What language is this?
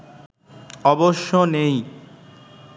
Bangla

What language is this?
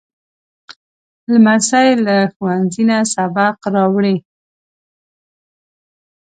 Pashto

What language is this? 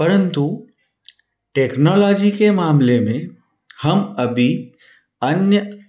Hindi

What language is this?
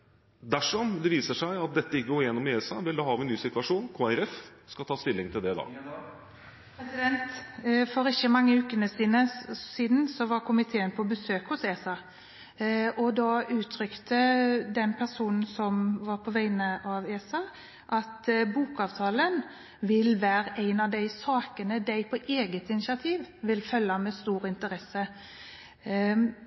Norwegian Bokmål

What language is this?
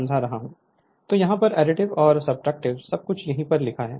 Hindi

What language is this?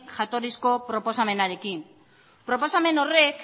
Basque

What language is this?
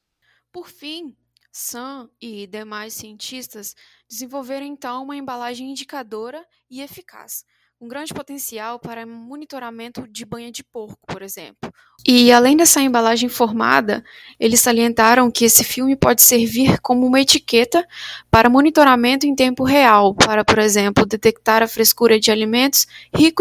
Portuguese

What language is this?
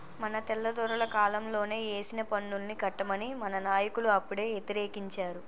Telugu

